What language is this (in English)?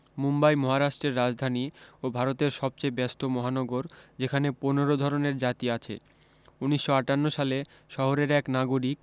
Bangla